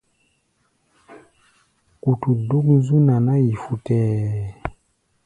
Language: Gbaya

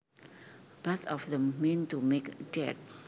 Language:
Javanese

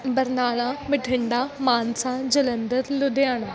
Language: Punjabi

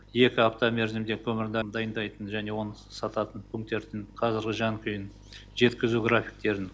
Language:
Kazakh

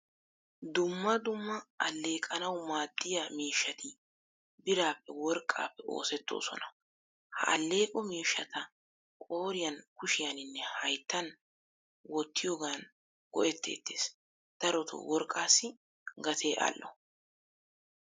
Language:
Wolaytta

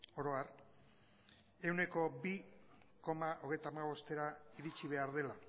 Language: Basque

